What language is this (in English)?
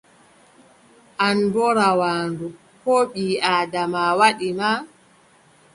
Adamawa Fulfulde